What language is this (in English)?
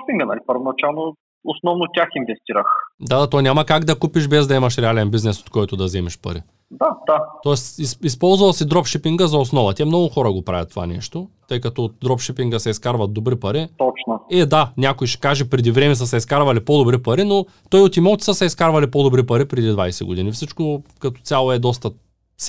Bulgarian